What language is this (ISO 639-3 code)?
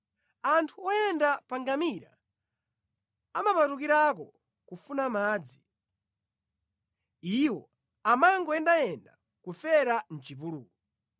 nya